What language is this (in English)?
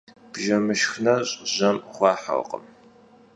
Kabardian